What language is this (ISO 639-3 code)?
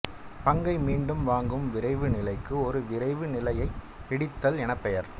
tam